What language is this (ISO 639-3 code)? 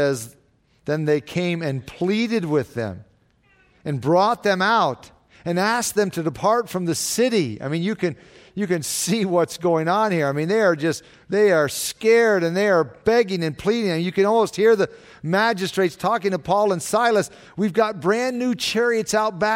eng